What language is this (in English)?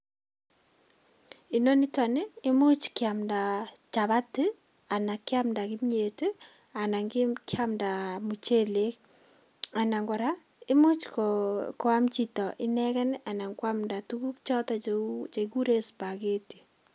Kalenjin